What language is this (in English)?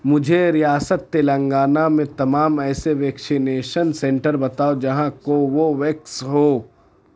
Urdu